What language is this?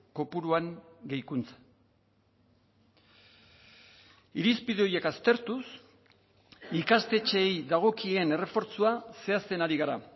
Basque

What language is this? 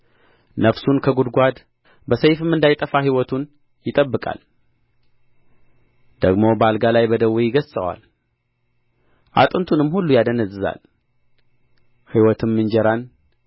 Amharic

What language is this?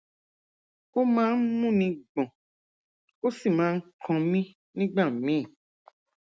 Yoruba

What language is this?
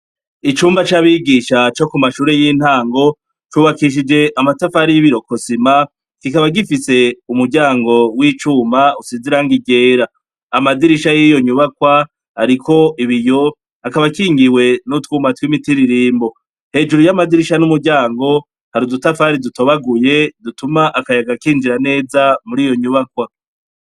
Rundi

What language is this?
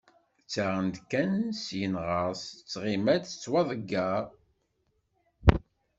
Kabyle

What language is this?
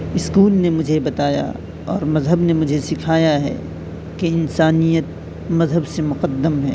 Urdu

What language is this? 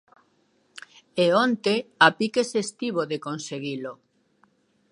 Galician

